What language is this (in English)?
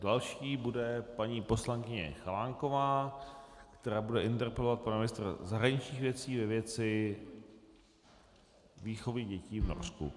Czech